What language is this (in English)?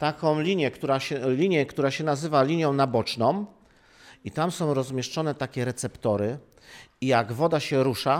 Polish